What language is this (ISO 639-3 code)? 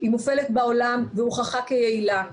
heb